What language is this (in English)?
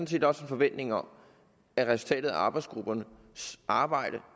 Danish